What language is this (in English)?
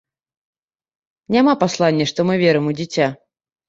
Belarusian